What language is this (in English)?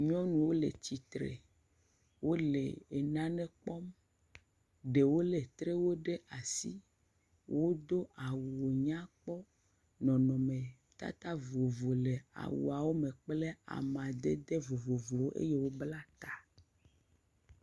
Ewe